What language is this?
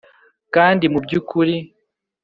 Kinyarwanda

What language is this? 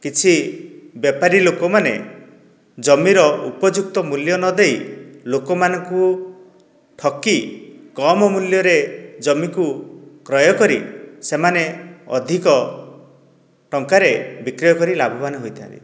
Odia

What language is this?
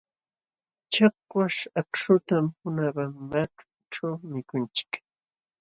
Jauja Wanca Quechua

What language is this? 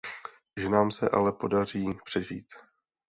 Czech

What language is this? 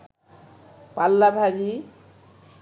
Bangla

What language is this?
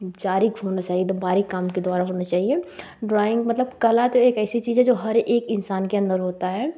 Hindi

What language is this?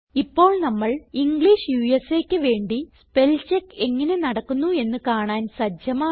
Malayalam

